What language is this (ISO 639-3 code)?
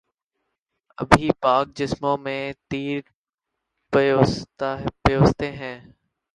urd